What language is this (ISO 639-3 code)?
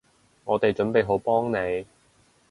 yue